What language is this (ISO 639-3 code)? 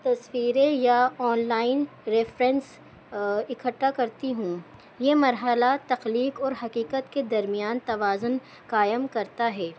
urd